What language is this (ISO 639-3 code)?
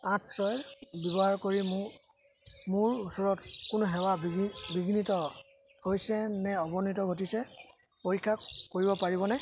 asm